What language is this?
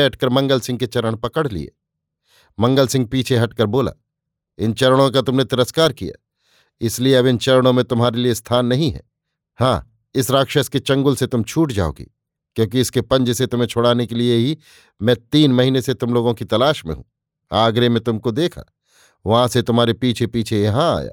Hindi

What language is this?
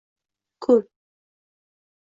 Uzbek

